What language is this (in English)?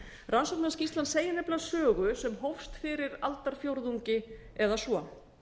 Icelandic